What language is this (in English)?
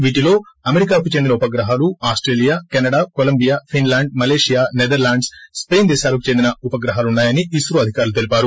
Telugu